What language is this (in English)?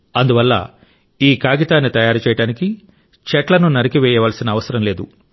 Telugu